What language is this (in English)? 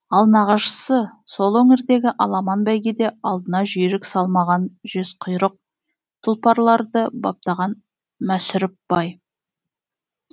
Kazakh